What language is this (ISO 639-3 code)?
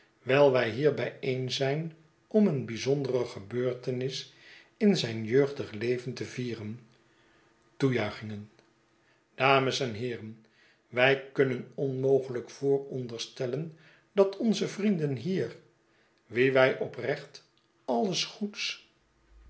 nld